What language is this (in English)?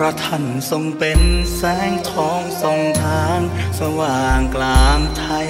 Thai